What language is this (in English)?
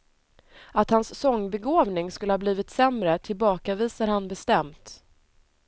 Swedish